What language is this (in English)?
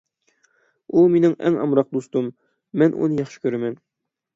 Uyghur